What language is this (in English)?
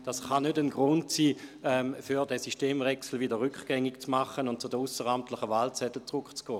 Swiss German